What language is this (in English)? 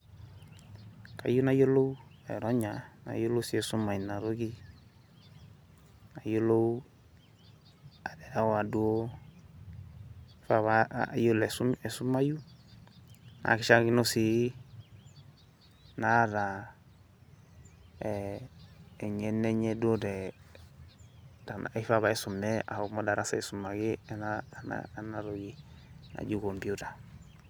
Masai